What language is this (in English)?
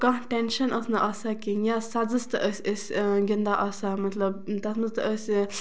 Kashmiri